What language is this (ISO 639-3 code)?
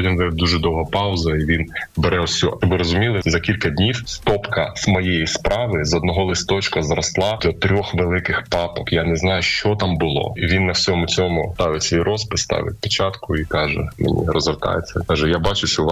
ukr